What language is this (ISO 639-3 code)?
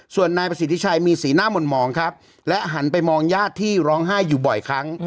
tha